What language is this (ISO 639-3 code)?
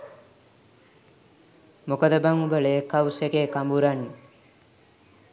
sin